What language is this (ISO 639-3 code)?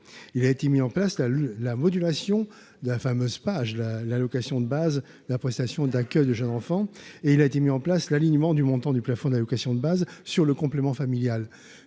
fra